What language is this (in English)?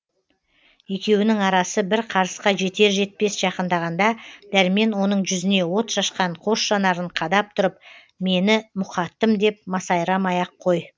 Kazakh